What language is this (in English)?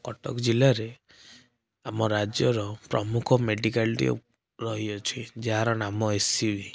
Odia